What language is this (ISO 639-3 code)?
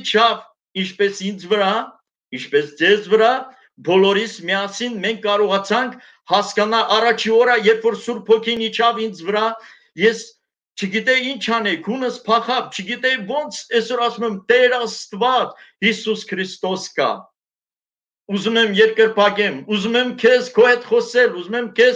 tur